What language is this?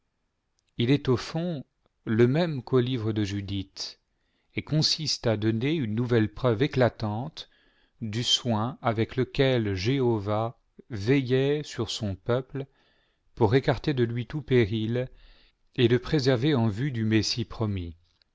French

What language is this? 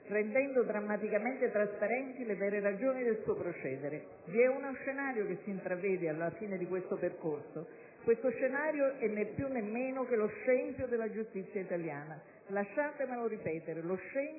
Italian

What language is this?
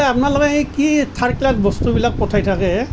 Assamese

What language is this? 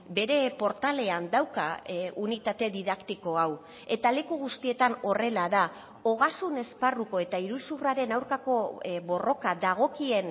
Basque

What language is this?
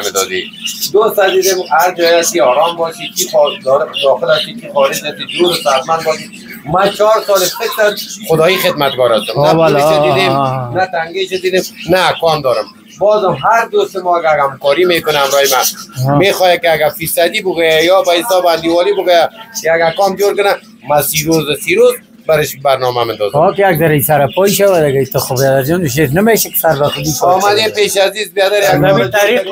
Persian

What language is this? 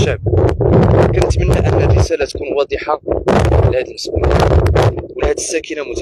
Arabic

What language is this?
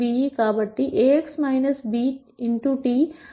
Telugu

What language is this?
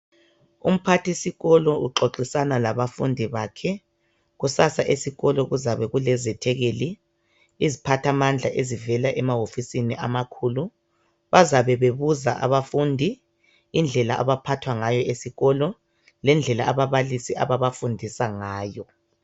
North Ndebele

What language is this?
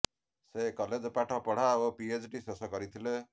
Odia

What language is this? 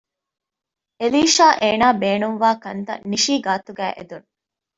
Divehi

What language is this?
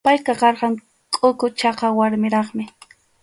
Arequipa-La Unión Quechua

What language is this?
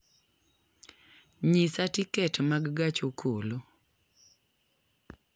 Luo (Kenya and Tanzania)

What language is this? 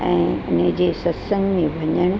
Sindhi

